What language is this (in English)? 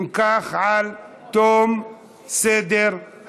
Hebrew